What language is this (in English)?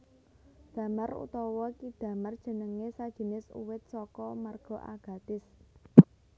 Javanese